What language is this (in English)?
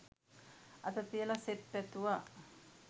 Sinhala